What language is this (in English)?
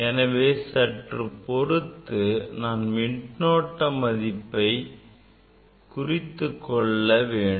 Tamil